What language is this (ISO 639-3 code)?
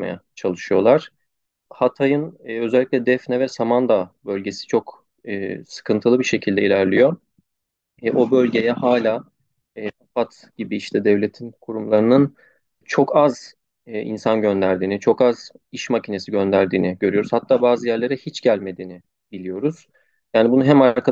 tur